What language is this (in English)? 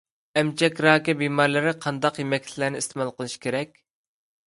Uyghur